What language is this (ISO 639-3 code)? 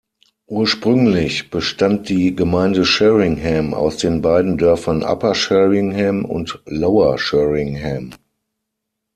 deu